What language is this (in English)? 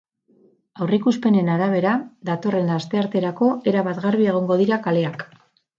Basque